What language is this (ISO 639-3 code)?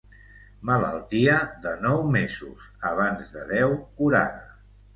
cat